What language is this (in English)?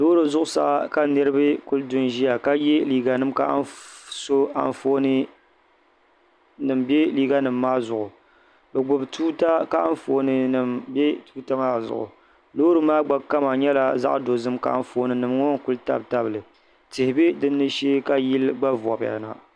Dagbani